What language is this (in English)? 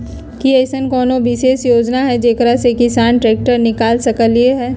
Magahi